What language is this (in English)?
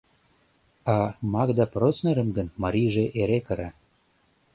Mari